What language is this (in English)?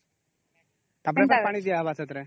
Odia